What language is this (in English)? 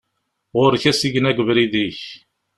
Kabyle